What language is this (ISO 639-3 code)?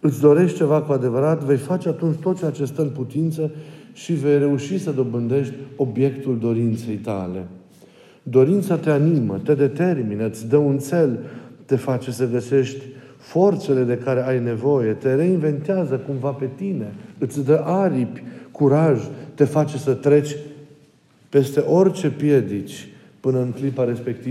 ron